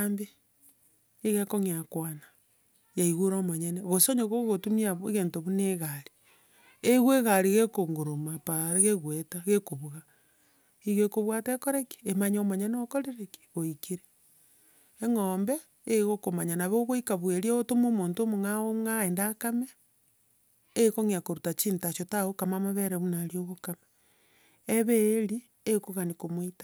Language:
Gusii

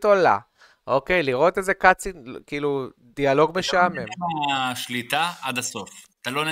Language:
Hebrew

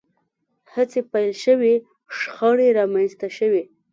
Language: Pashto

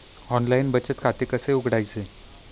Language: Marathi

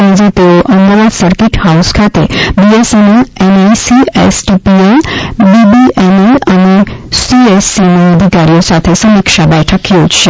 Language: Gujarati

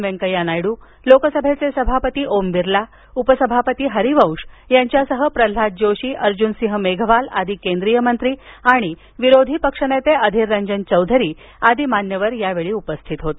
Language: Marathi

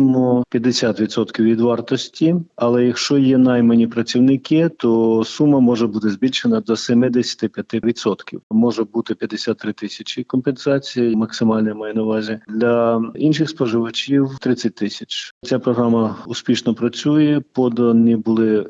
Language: Ukrainian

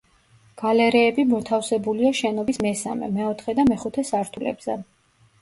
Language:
Georgian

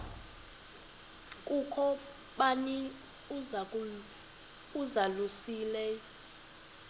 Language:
Xhosa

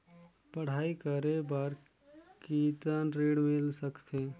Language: Chhattisgarhi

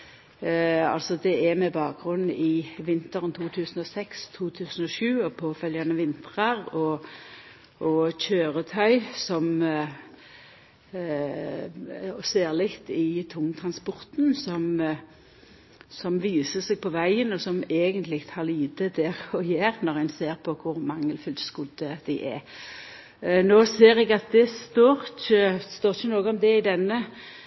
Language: Norwegian Nynorsk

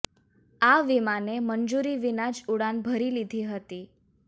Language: Gujarati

